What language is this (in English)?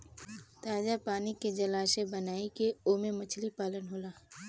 Bhojpuri